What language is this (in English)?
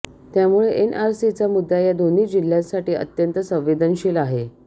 Marathi